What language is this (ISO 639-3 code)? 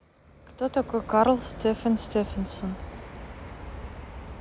rus